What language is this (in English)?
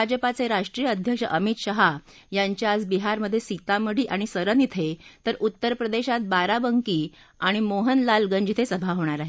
Marathi